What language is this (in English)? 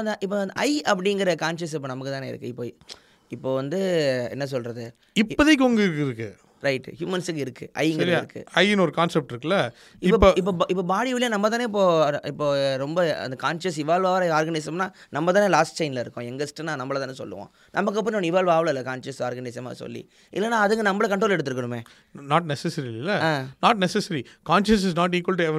Tamil